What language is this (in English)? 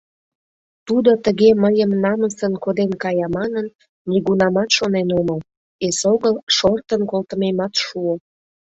Mari